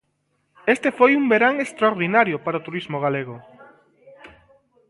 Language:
Galician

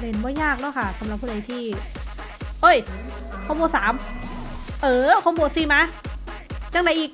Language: Thai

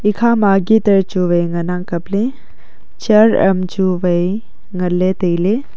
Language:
Wancho Naga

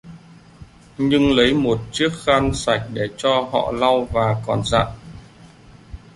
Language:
Vietnamese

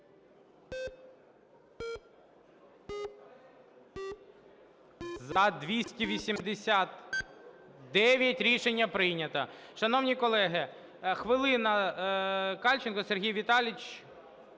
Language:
Ukrainian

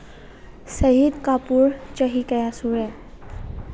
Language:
Manipuri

